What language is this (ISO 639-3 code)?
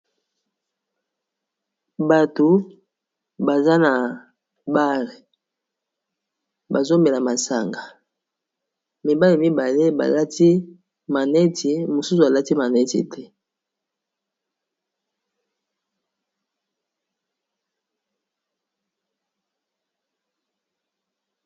lin